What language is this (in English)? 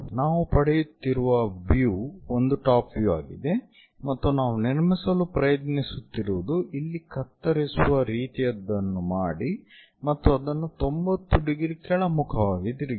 Kannada